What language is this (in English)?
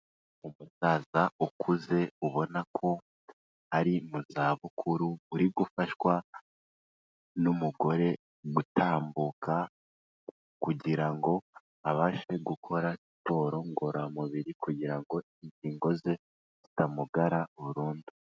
Kinyarwanda